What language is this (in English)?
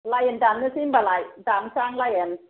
Bodo